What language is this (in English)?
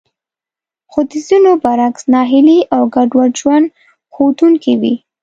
Pashto